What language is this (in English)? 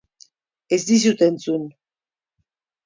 Basque